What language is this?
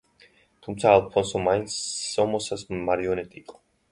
Georgian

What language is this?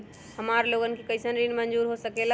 Magahi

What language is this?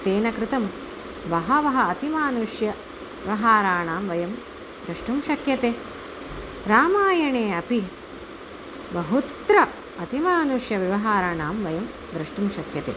Sanskrit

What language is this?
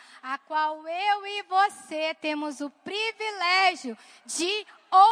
Portuguese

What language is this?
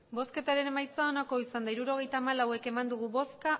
Basque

